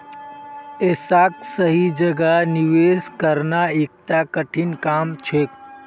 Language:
Magahi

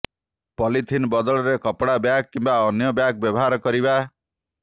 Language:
Odia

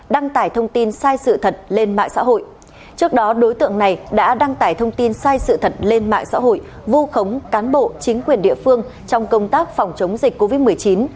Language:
Vietnamese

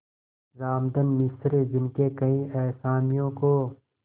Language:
Hindi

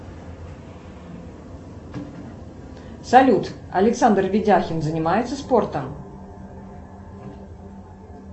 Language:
Russian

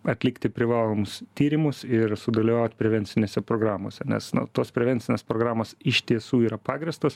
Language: Lithuanian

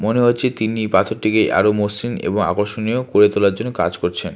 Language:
Bangla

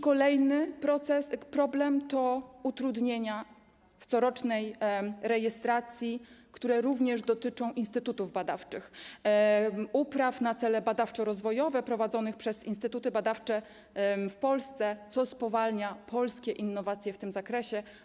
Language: Polish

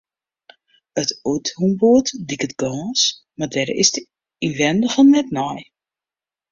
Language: Western Frisian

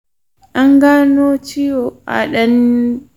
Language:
Hausa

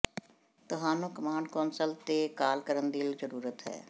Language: Punjabi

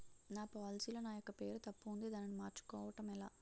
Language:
Telugu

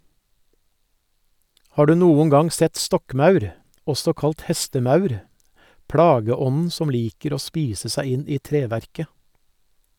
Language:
Norwegian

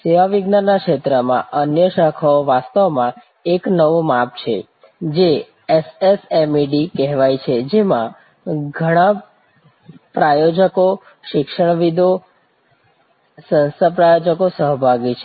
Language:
Gujarati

